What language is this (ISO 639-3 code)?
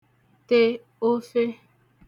ibo